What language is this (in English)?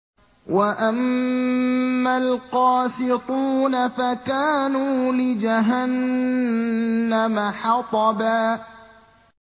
Arabic